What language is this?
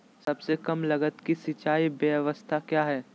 Magahi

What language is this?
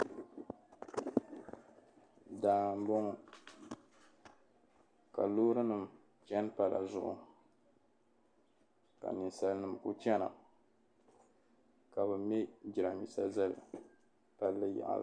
Dagbani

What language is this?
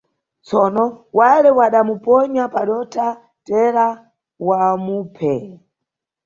Nyungwe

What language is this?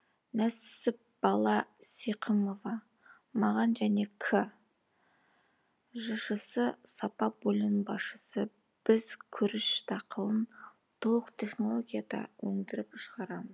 Kazakh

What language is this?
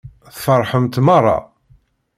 Kabyle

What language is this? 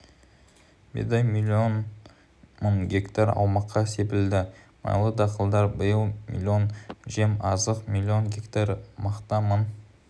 Kazakh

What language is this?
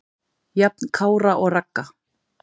Icelandic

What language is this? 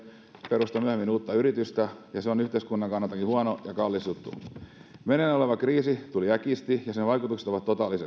Finnish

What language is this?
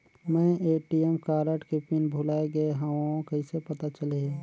Chhattisgarhi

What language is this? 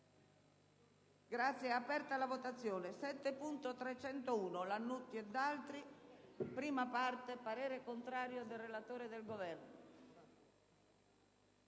Italian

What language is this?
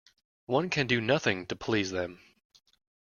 English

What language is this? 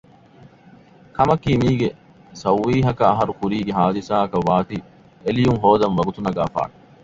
Divehi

